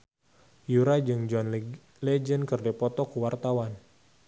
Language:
Sundanese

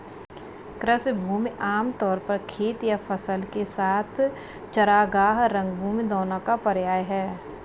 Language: Hindi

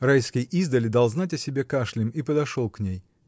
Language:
Russian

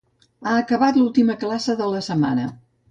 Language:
Catalan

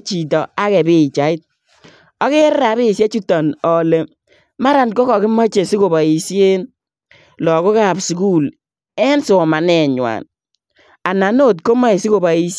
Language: Kalenjin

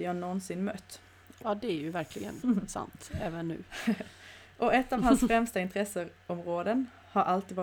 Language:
Swedish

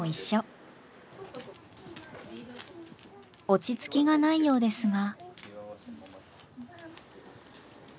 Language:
Japanese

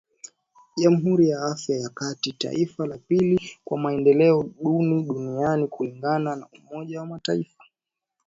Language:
Swahili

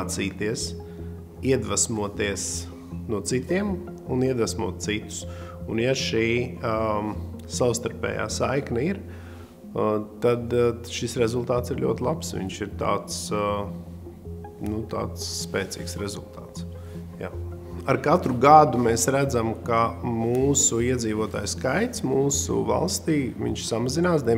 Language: Latvian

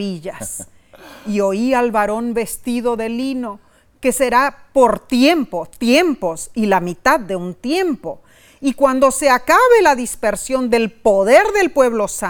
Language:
Spanish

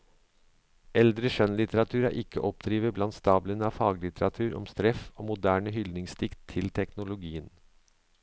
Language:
Norwegian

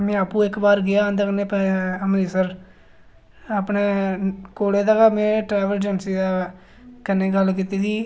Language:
Dogri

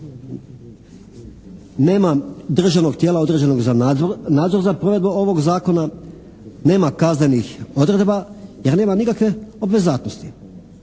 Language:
Croatian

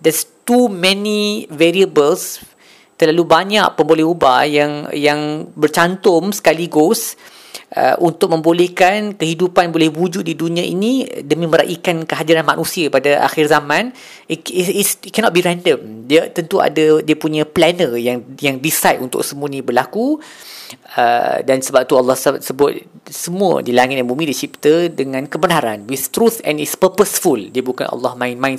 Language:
Malay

